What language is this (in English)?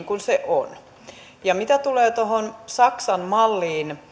Finnish